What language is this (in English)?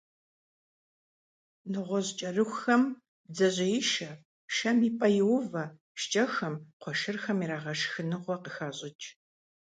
Kabardian